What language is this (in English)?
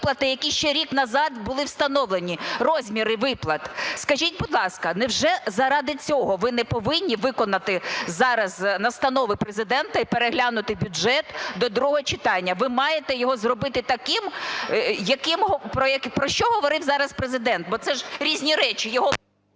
Ukrainian